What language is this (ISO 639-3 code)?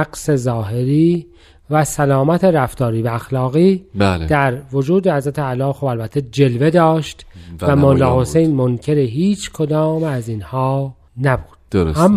fas